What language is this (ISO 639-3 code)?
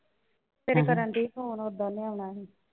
pan